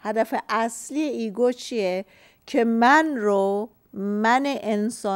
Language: Persian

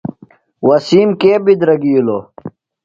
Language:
Phalura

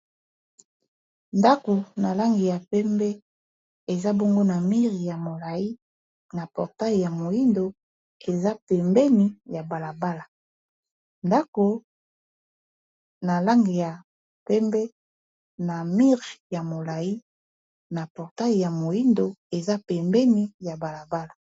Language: Lingala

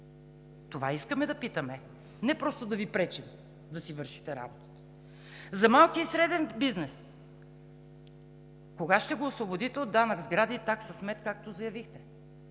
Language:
Bulgarian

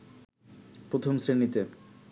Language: Bangla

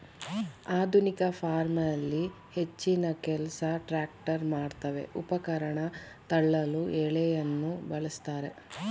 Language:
Kannada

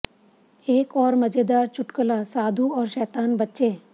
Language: Hindi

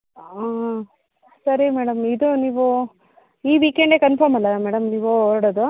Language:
Kannada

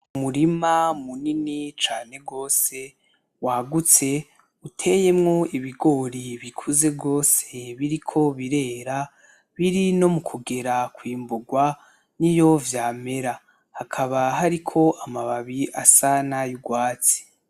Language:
Rundi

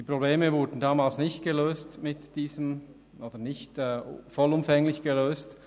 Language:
Swiss German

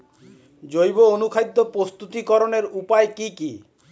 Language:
Bangla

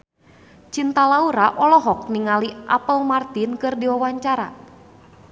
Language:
Sundanese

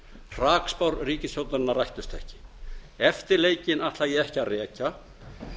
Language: Icelandic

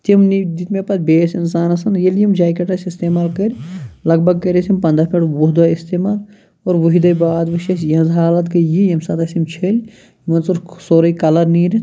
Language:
Kashmiri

